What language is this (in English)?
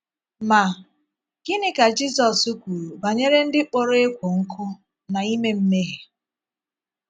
Igbo